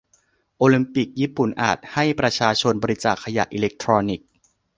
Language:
Thai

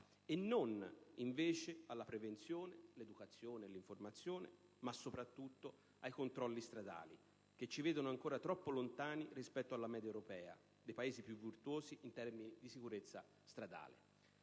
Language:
Italian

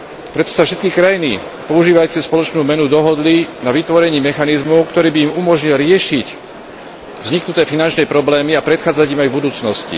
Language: Slovak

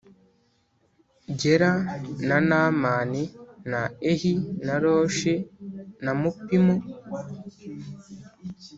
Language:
Kinyarwanda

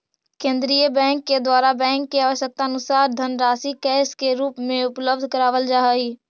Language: Magahi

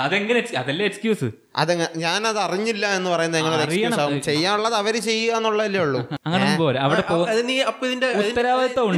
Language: Malayalam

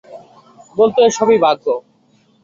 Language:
Bangla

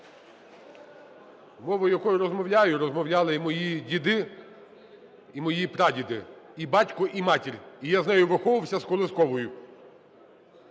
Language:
Ukrainian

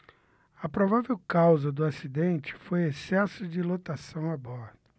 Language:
Portuguese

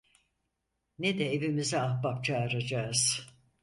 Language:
Turkish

